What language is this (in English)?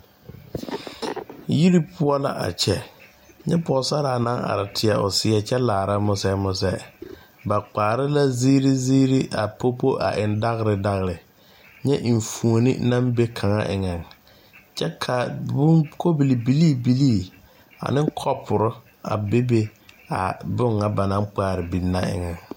Southern Dagaare